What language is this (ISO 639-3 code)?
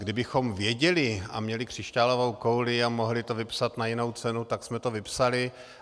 ces